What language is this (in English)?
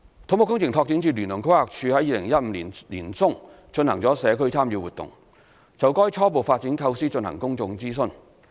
Cantonese